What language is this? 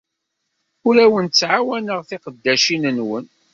Kabyle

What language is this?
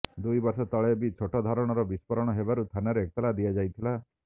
Odia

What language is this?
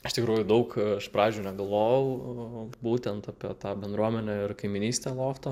Lithuanian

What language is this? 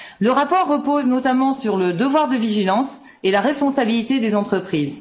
French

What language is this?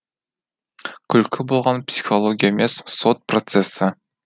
Kazakh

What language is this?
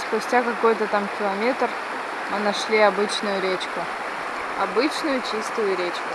Russian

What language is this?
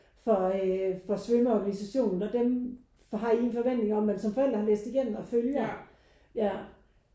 Danish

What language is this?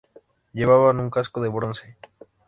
Spanish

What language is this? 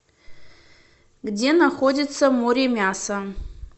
Russian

